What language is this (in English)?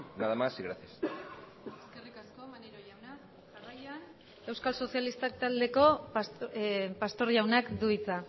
Basque